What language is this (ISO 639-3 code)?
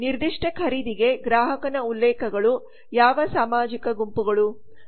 kan